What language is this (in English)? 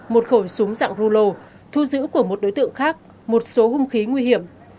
Vietnamese